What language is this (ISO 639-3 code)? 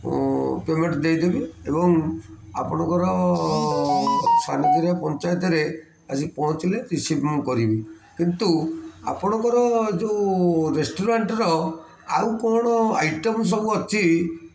ori